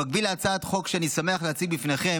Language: Hebrew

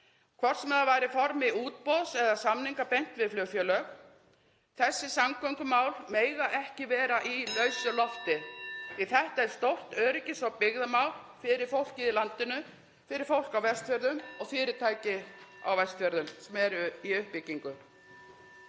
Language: Icelandic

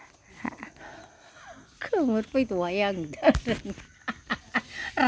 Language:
Bodo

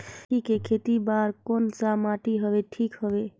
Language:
Chhattisgarhi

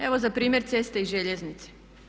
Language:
Croatian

